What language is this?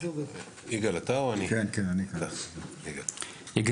Hebrew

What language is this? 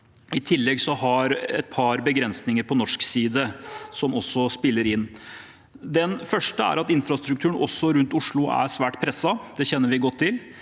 Norwegian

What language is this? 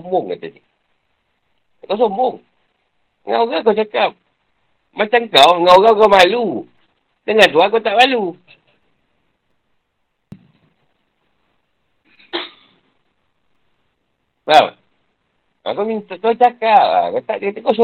Malay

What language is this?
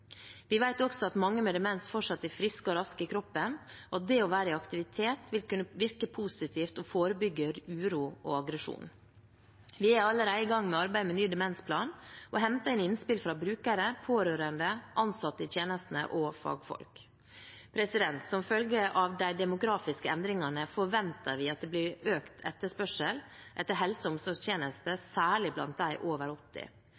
Norwegian Bokmål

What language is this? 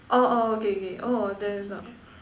English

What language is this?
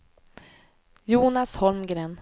Swedish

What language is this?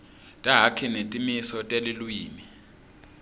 Swati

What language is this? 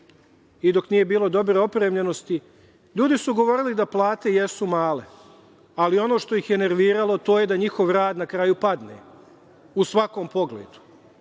Serbian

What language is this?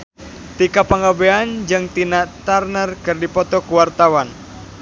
Sundanese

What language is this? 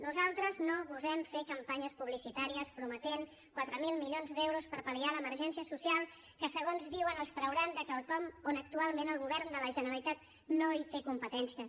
Catalan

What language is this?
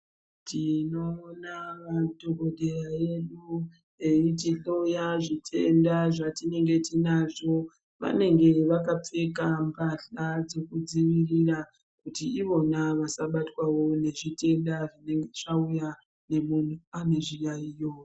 Ndau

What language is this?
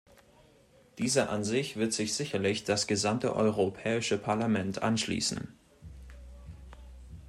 German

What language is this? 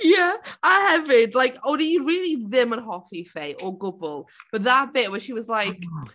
Welsh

